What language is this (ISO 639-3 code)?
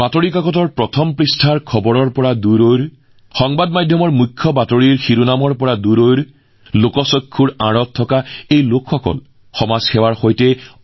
asm